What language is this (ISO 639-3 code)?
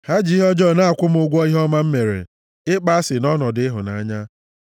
ibo